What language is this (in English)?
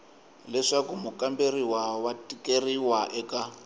Tsonga